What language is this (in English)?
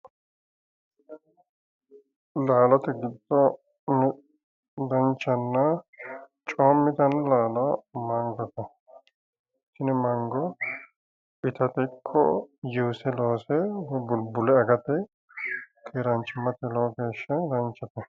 Sidamo